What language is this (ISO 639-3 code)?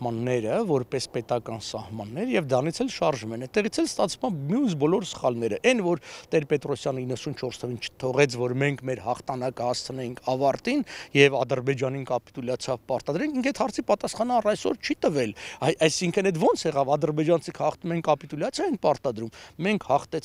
ron